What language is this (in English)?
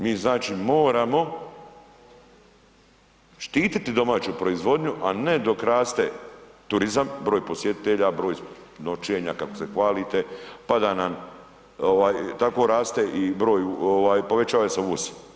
Croatian